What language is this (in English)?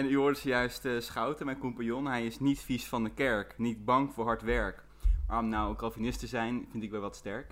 Dutch